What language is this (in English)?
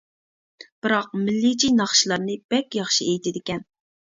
Uyghur